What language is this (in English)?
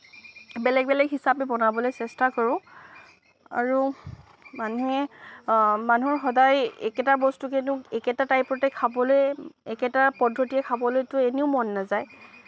Assamese